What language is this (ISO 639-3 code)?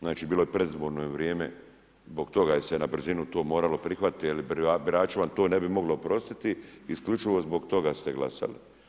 hrv